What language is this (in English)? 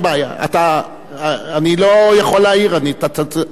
Hebrew